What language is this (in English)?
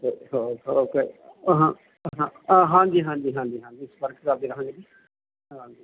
Punjabi